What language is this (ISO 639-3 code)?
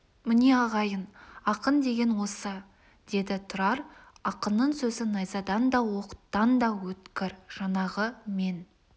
kaz